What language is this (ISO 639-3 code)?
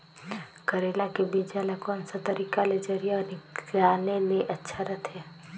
hne